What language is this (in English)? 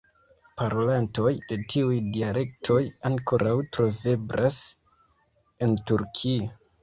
Esperanto